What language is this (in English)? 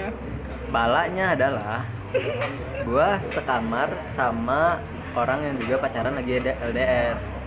Indonesian